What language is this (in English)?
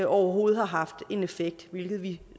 Danish